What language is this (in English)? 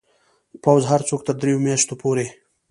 Pashto